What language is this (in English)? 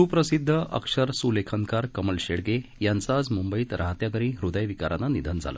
Marathi